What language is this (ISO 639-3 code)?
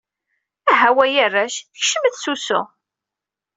kab